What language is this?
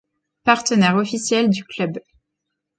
French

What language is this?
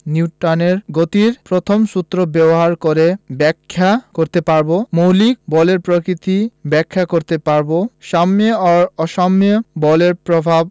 Bangla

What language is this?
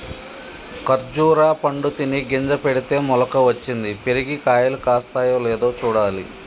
Telugu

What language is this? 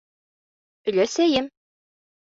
Bashkir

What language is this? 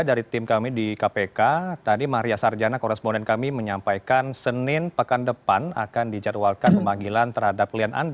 Indonesian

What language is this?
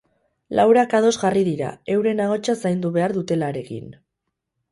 Basque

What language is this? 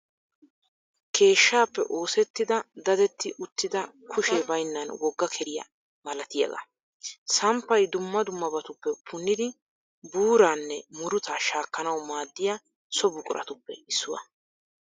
Wolaytta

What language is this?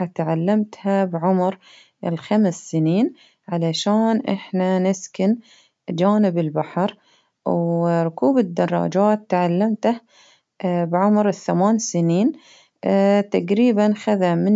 Baharna Arabic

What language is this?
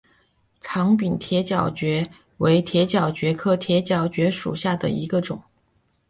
Chinese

